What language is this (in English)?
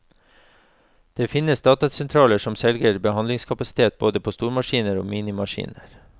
Norwegian